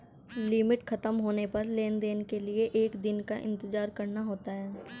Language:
Hindi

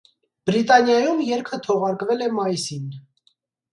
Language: Armenian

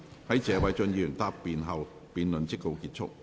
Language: Cantonese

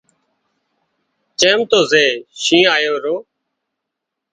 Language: Wadiyara Koli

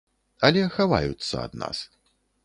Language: Belarusian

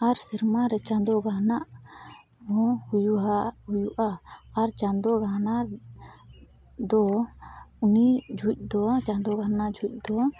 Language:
Santali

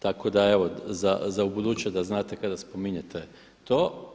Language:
Croatian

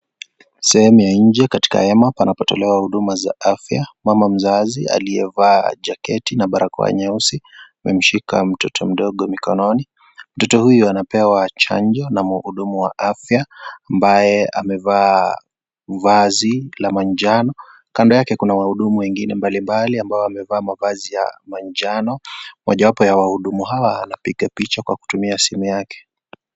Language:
Swahili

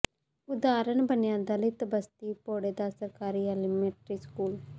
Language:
Punjabi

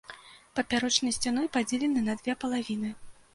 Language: Belarusian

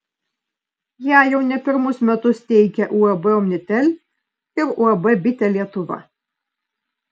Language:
Lithuanian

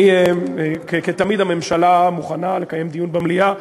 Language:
Hebrew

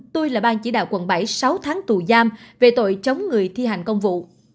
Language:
Vietnamese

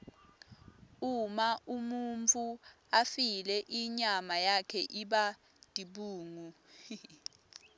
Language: Swati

